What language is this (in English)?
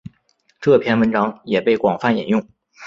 Chinese